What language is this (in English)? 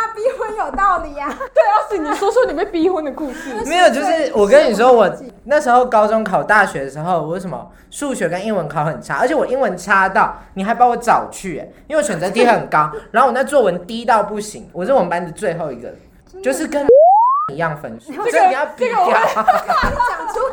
Chinese